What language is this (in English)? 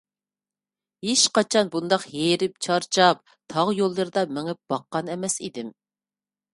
Uyghur